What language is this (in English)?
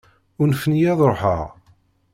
Kabyle